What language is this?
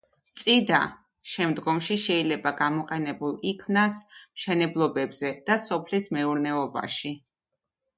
Georgian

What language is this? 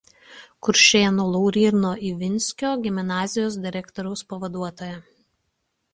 Lithuanian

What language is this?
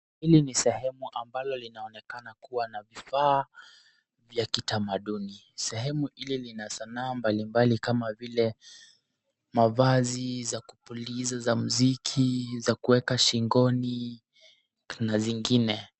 Swahili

